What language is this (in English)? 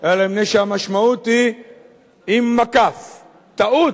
Hebrew